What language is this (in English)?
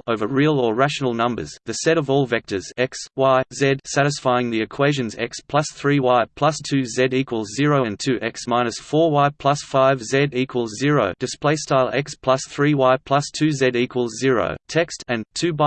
English